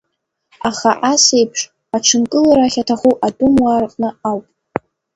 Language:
Abkhazian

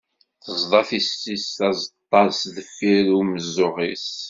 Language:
Kabyle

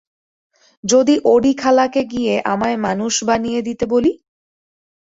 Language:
Bangla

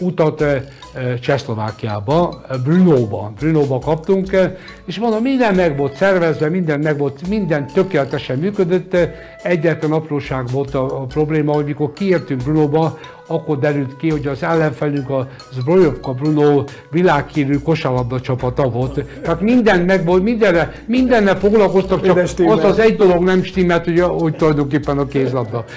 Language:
Hungarian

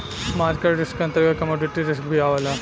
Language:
Bhojpuri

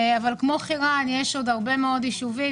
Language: Hebrew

